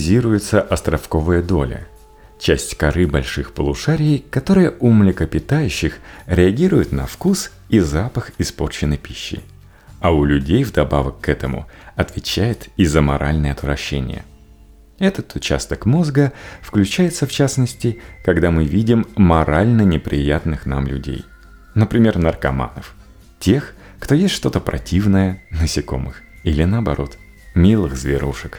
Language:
Russian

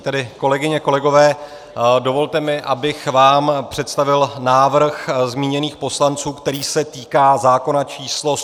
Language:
Czech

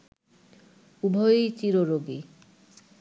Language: Bangla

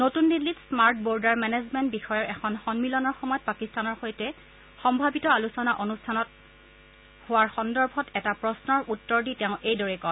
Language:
Assamese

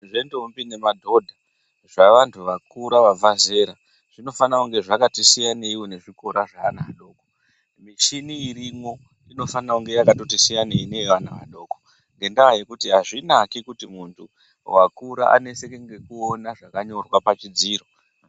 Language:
Ndau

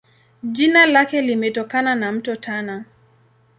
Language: Swahili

